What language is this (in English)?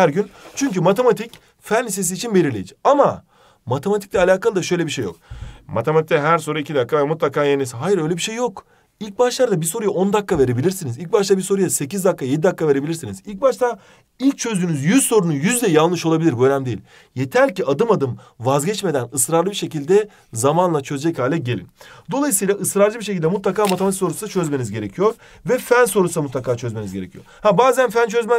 Turkish